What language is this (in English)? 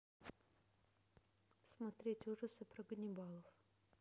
Russian